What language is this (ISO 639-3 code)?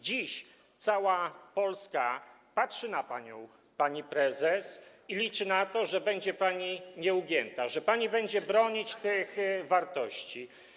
pol